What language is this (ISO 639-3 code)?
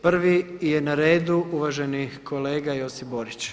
hrv